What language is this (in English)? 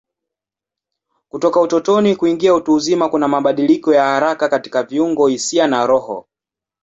Swahili